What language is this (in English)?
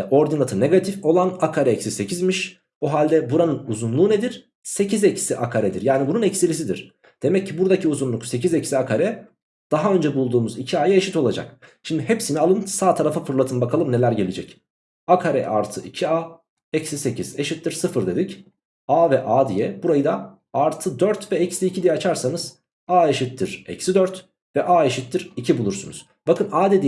Turkish